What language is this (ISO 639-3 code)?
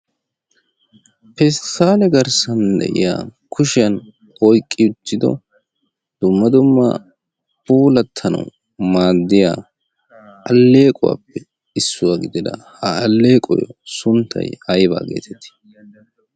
wal